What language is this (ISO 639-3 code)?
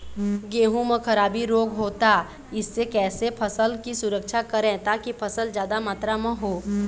hne